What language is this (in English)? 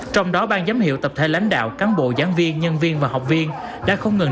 Vietnamese